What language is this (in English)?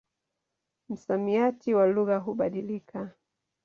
Swahili